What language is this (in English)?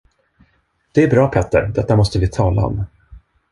Swedish